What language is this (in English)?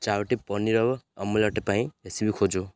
Odia